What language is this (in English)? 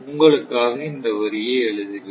Tamil